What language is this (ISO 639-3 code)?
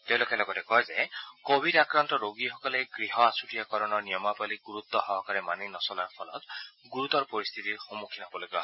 asm